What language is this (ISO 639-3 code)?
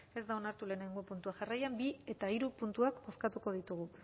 eus